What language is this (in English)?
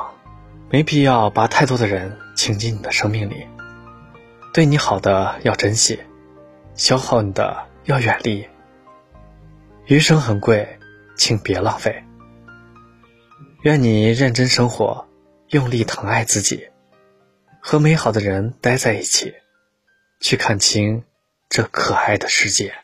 Chinese